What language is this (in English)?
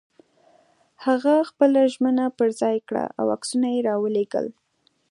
Pashto